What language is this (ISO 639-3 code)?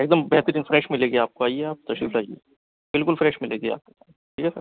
urd